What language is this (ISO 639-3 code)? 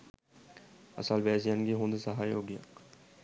sin